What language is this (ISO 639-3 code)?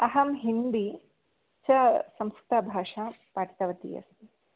san